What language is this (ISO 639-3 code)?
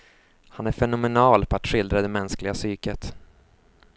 swe